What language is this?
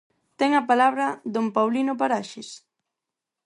Galician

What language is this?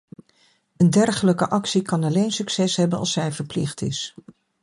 Dutch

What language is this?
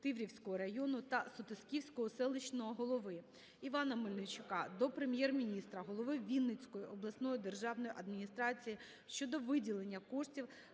Ukrainian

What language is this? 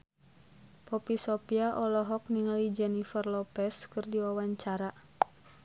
Sundanese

